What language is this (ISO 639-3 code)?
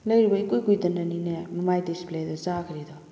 mni